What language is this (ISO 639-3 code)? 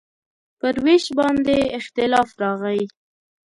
pus